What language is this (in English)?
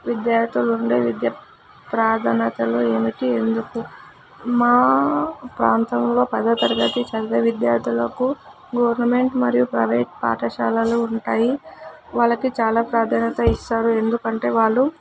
Telugu